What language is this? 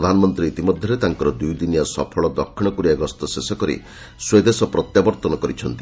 Odia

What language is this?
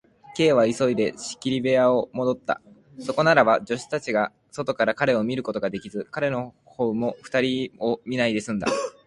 Japanese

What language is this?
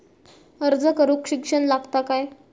Marathi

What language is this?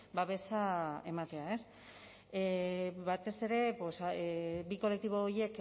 Basque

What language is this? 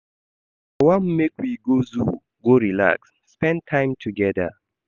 Nigerian Pidgin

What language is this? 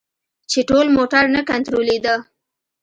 Pashto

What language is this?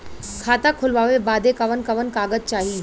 Bhojpuri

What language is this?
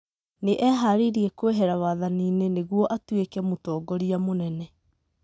Kikuyu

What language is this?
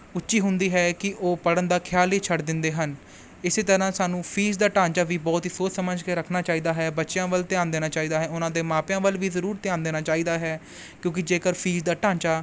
Punjabi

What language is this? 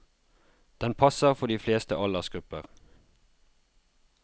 Norwegian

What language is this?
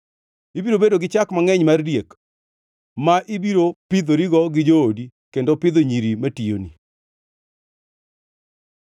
Luo (Kenya and Tanzania)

